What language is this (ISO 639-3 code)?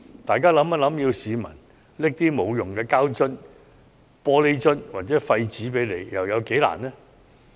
yue